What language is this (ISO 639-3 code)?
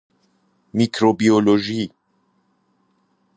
fas